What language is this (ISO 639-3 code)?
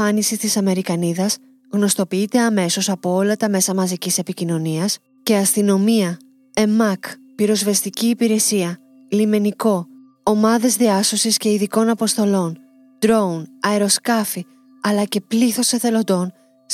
ell